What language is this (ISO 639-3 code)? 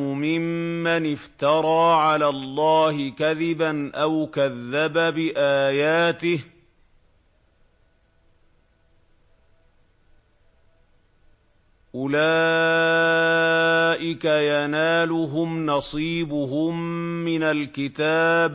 ara